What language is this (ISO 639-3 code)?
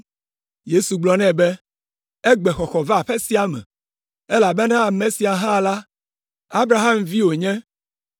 ewe